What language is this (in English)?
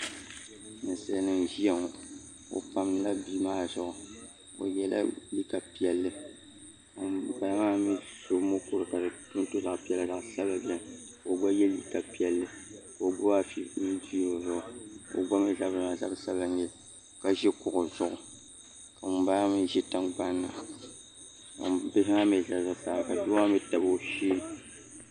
Dagbani